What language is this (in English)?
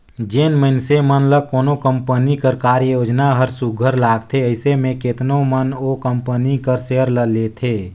Chhattisgarhi